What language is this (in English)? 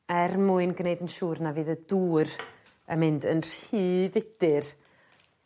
Welsh